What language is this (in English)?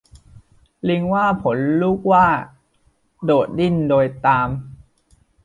Thai